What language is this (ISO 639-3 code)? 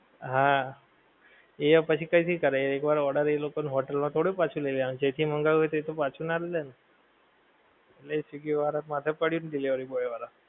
guj